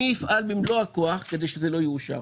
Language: Hebrew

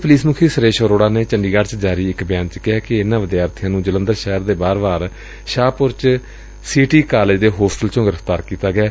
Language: Punjabi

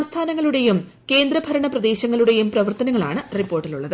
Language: Malayalam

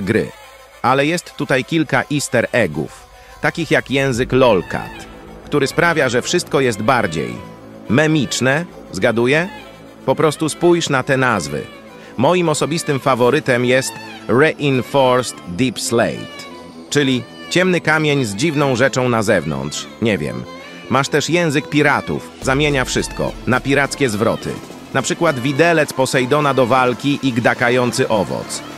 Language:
Polish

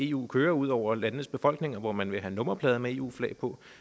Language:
Danish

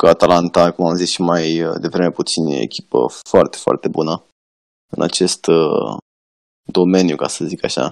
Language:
Romanian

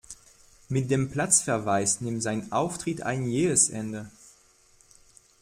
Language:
German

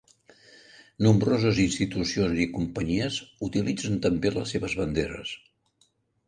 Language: Catalan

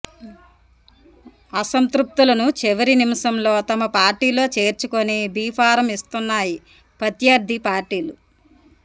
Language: Telugu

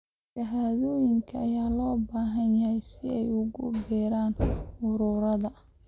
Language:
Somali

